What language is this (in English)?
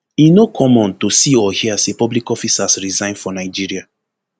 Nigerian Pidgin